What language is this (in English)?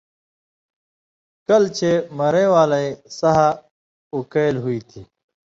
Indus Kohistani